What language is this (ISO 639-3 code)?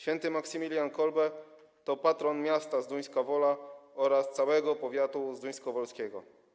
pol